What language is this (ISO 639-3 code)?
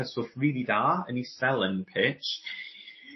cym